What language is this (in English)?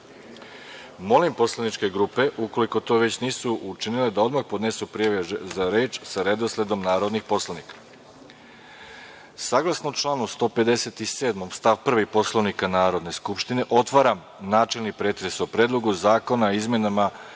Serbian